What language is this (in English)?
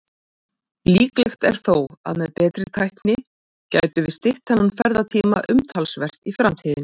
Icelandic